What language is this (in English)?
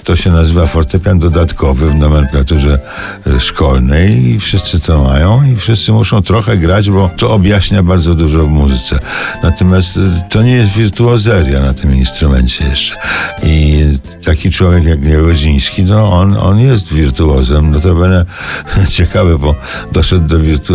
Polish